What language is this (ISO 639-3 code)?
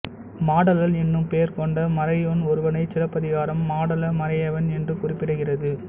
tam